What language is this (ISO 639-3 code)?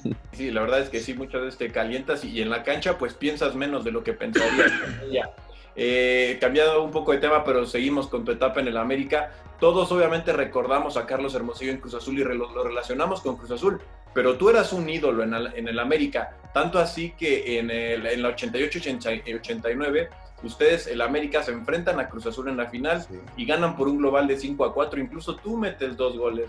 spa